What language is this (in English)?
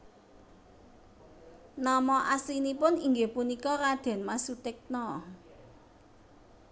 Javanese